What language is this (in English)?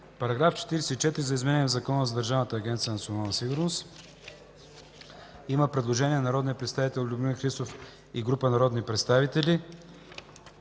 Bulgarian